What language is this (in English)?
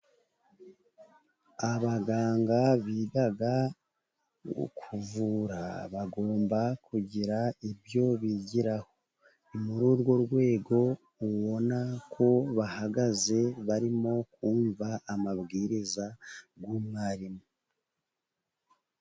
Kinyarwanda